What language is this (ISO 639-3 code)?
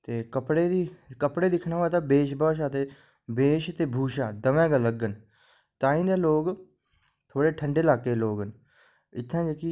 doi